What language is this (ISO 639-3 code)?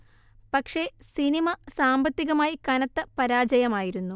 mal